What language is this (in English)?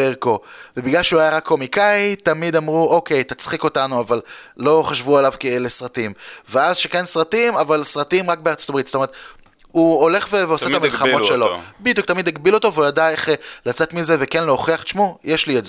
Hebrew